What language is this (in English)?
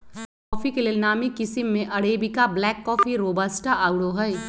Magahi